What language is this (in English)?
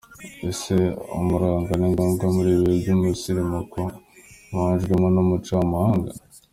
Kinyarwanda